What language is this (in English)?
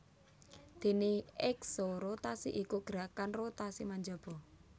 Javanese